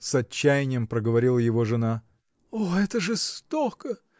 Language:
Russian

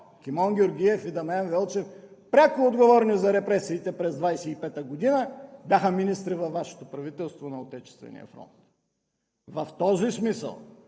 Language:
Bulgarian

